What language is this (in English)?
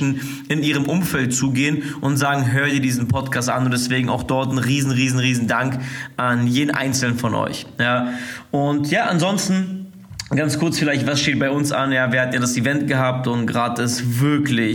German